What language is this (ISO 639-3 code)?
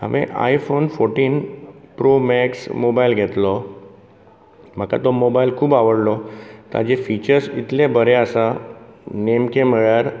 kok